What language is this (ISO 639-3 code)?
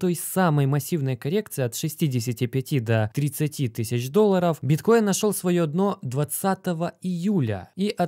rus